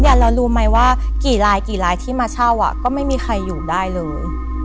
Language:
Thai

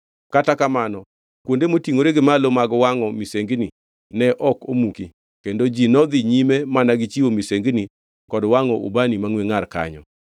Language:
Luo (Kenya and Tanzania)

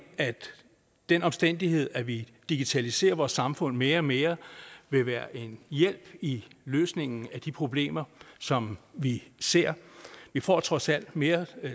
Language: Danish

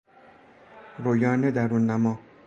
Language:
Persian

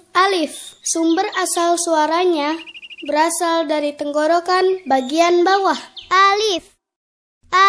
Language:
Indonesian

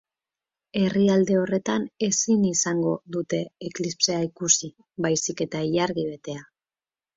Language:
Basque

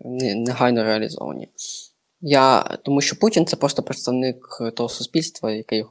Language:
Ukrainian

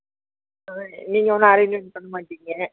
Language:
Tamil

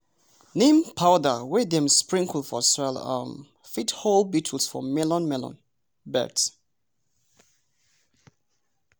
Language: Nigerian Pidgin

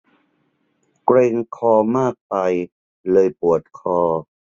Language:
Thai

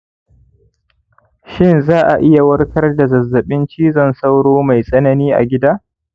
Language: Hausa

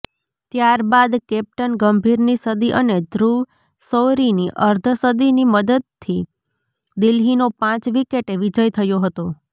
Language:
Gujarati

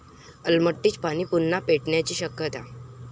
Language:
Marathi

